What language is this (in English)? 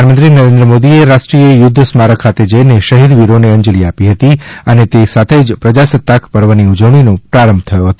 Gujarati